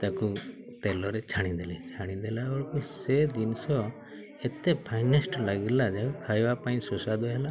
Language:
Odia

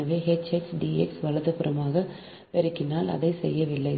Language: Tamil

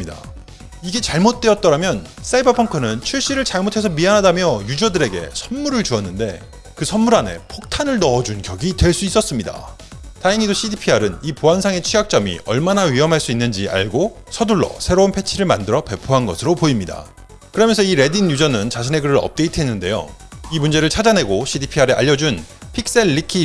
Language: Korean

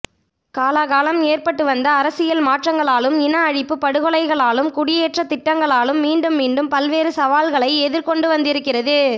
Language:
Tamil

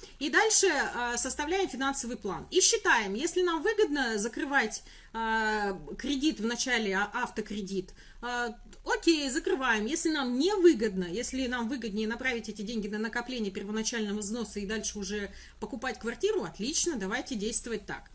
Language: Russian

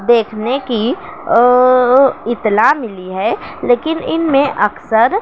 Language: Urdu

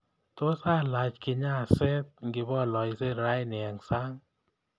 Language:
Kalenjin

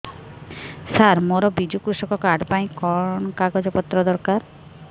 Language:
Odia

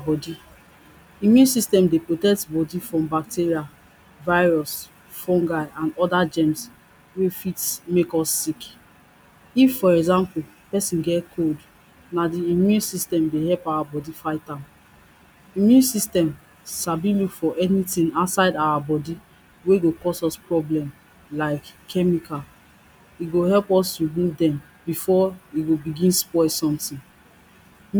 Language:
Nigerian Pidgin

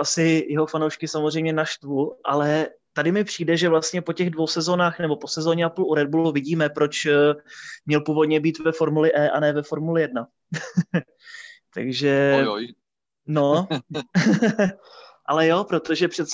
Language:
Czech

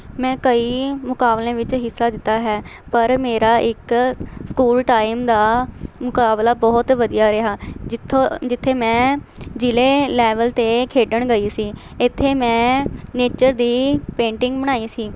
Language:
Punjabi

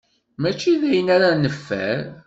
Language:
Kabyle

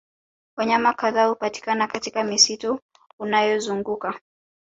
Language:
Swahili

